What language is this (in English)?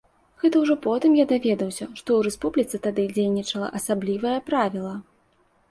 Belarusian